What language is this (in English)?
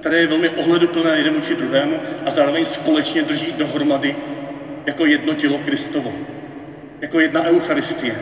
Czech